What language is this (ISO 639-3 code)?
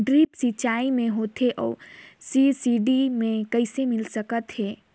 hne